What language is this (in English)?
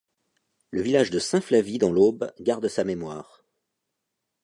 French